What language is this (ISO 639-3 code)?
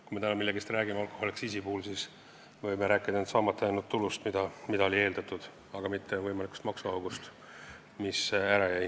est